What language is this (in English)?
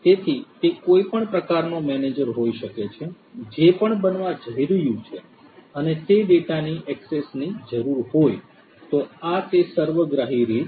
Gujarati